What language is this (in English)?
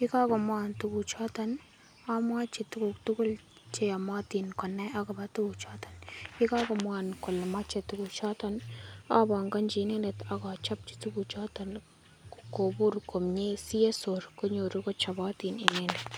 Kalenjin